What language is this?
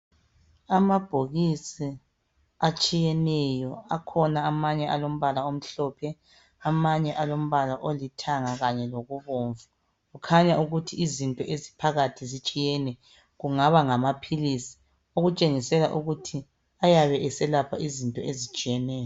North Ndebele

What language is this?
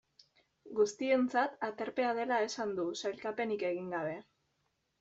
Basque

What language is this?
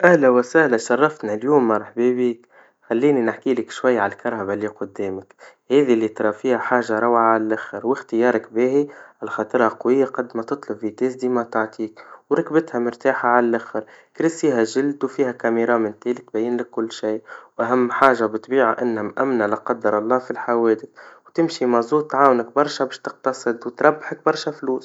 Tunisian Arabic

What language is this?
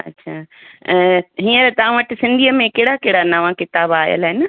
Sindhi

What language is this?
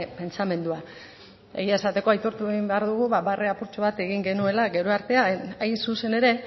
Basque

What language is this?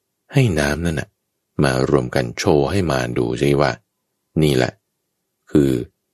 Thai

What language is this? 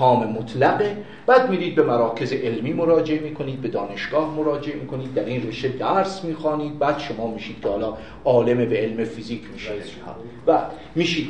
Persian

